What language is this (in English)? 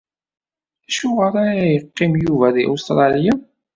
Kabyle